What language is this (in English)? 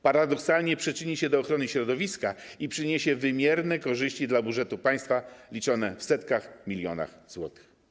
Polish